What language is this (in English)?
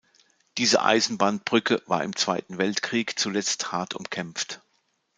German